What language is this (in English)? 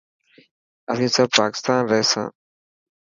Dhatki